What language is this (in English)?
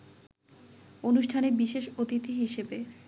Bangla